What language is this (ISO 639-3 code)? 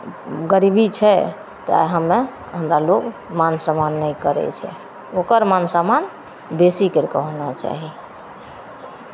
mai